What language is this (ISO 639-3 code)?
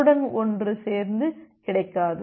tam